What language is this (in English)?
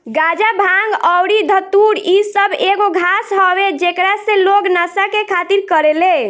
Bhojpuri